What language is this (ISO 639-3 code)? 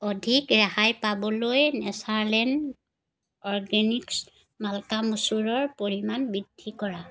asm